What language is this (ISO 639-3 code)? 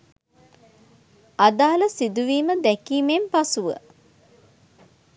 sin